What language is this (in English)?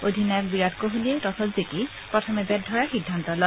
Assamese